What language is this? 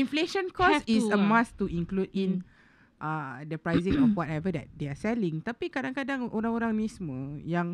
Malay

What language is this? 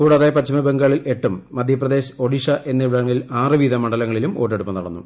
Malayalam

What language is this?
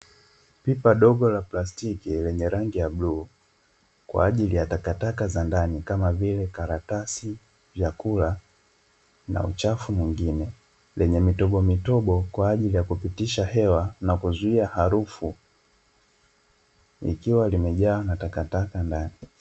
Swahili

